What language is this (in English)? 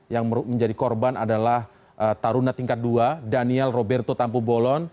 Indonesian